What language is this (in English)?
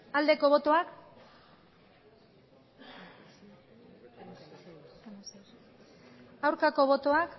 Basque